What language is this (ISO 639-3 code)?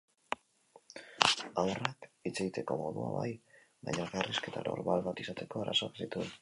eus